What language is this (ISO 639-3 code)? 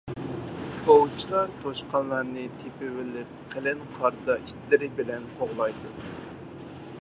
uig